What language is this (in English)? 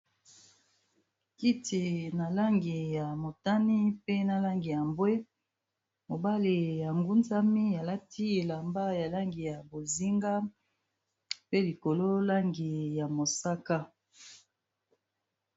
Lingala